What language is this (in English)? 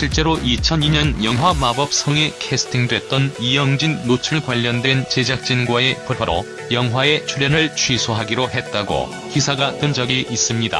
Korean